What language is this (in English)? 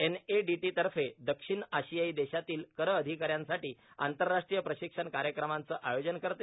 Marathi